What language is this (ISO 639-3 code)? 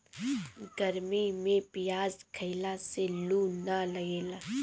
bho